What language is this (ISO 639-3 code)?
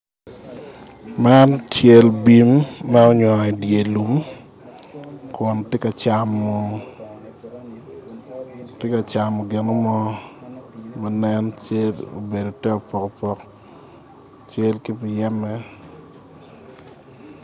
ach